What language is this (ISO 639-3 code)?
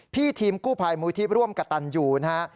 tha